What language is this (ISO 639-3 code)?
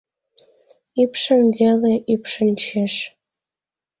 chm